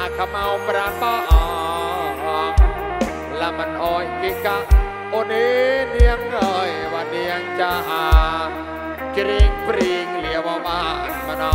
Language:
Thai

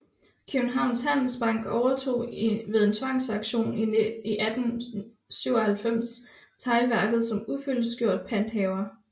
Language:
Danish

